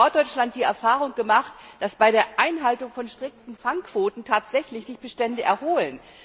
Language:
German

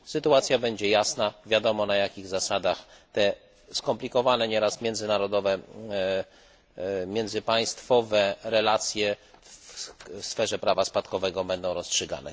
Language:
Polish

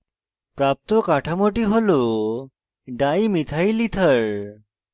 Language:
Bangla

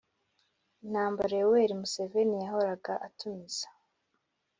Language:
Kinyarwanda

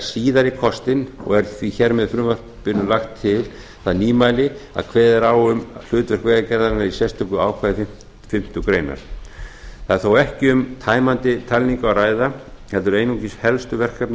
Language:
Icelandic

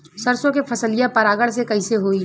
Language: Bhojpuri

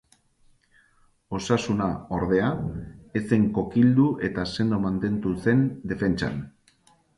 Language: Basque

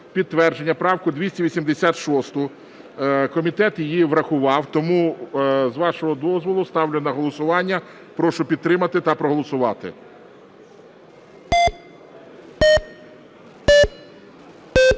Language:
Ukrainian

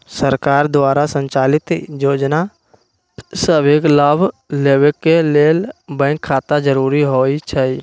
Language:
Magahi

